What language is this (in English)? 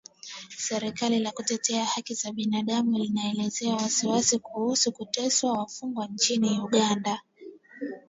Swahili